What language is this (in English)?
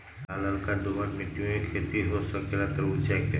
Magahi